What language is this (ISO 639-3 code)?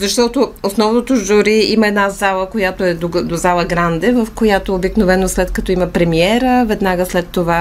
bul